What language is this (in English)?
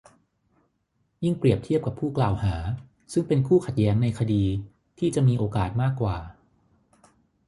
Thai